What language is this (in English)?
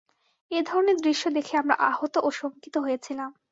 Bangla